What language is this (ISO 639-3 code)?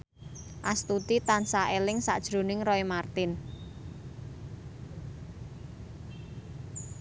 jav